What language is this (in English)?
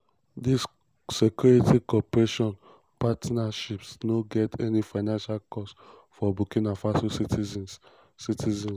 Nigerian Pidgin